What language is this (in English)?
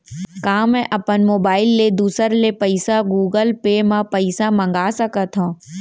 Chhattisgarhi